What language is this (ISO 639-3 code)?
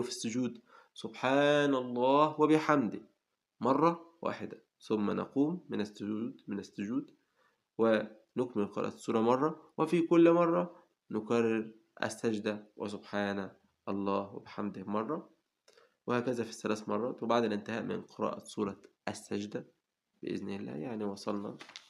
ara